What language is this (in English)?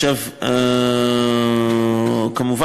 Hebrew